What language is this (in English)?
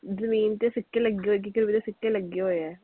Punjabi